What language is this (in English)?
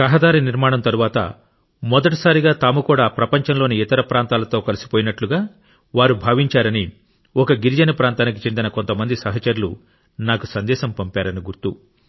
Telugu